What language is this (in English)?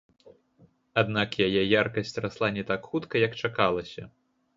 Belarusian